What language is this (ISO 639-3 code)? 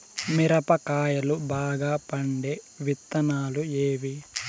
tel